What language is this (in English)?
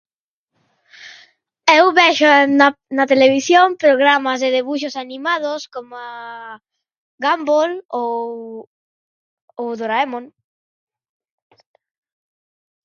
Galician